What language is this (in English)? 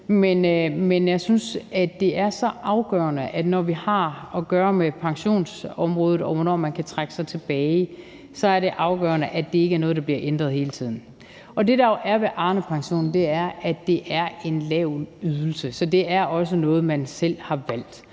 Danish